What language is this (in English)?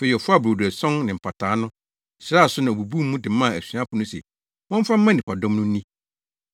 Akan